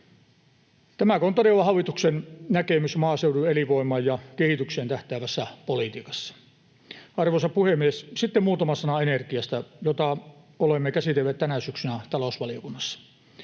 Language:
Finnish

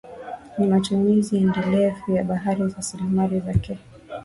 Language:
Swahili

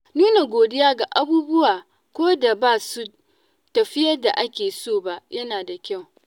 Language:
Hausa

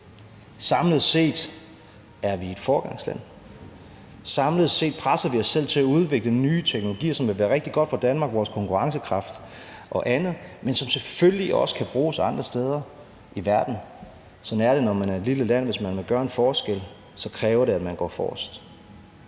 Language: Danish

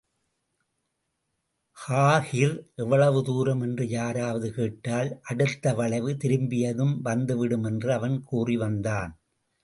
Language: Tamil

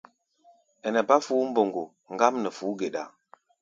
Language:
Gbaya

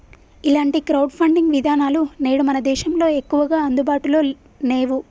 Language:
Telugu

